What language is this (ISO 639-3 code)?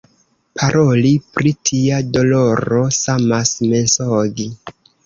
epo